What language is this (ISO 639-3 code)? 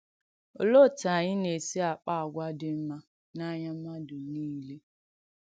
ibo